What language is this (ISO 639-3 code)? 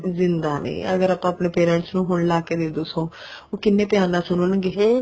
pan